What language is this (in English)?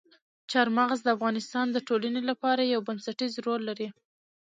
Pashto